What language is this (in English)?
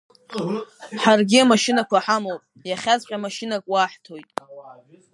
Abkhazian